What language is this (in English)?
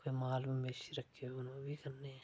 Dogri